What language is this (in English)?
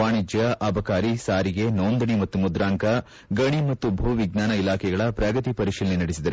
Kannada